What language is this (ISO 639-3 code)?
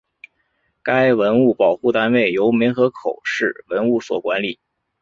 zho